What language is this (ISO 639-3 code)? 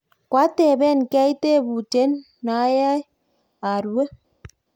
kln